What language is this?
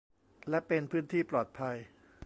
Thai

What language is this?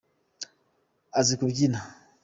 Kinyarwanda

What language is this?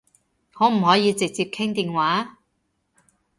Cantonese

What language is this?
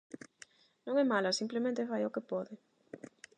Galician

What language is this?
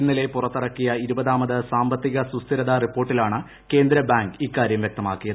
Malayalam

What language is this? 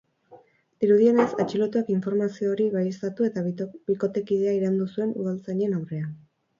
Basque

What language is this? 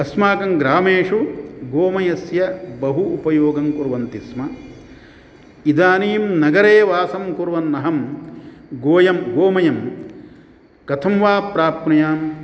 Sanskrit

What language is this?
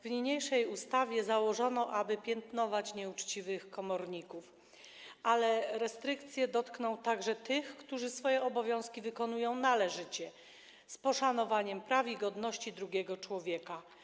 Polish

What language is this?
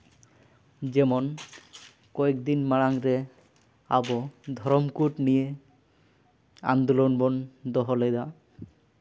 Santali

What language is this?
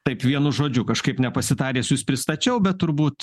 Lithuanian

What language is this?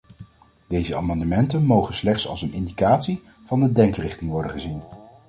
Dutch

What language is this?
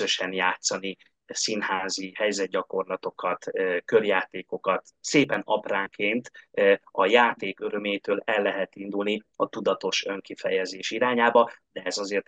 Hungarian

